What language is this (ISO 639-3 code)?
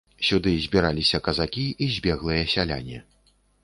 bel